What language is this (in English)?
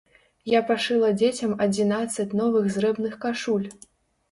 Belarusian